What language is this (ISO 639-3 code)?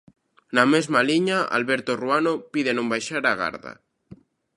glg